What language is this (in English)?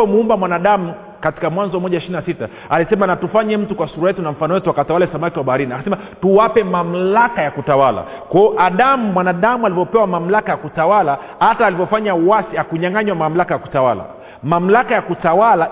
Swahili